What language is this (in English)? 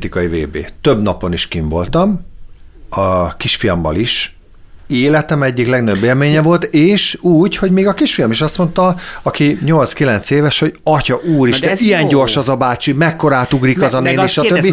Hungarian